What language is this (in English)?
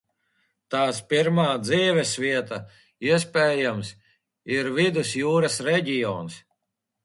Latvian